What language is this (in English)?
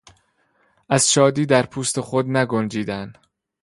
Persian